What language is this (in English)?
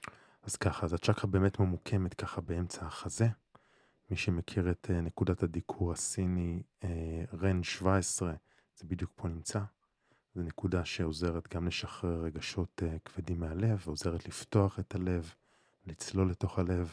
Hebrew